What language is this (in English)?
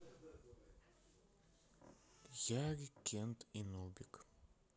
Russian